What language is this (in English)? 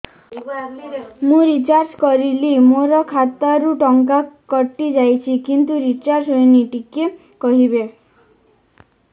Odia